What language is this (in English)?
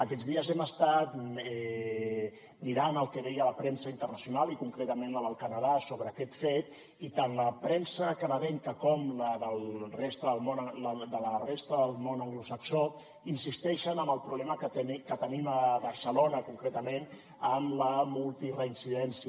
Catalan